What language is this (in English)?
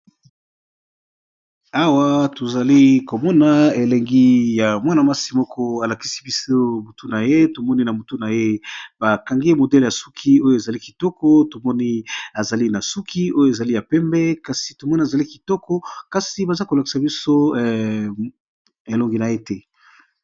Lingala